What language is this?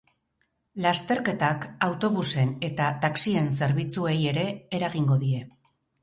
Basque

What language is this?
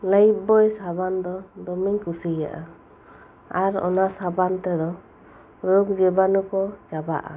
Santali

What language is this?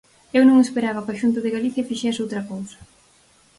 Galician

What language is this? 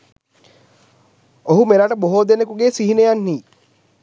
Sinhala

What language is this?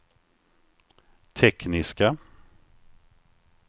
Swedish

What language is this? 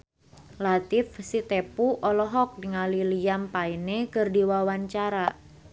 Sundanese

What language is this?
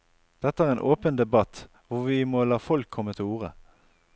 Norwegian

